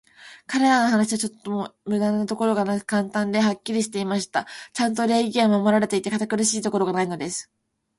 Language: Japanese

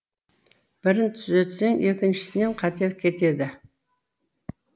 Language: Kazakh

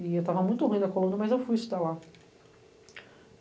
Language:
Portuguese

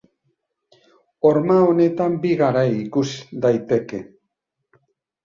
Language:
Basque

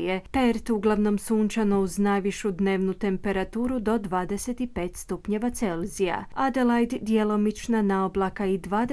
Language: Croatian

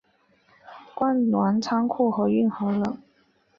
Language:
Chinese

